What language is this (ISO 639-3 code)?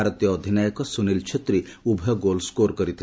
ori